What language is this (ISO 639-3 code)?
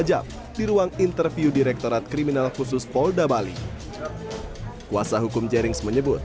ind